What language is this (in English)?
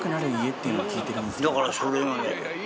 Japanese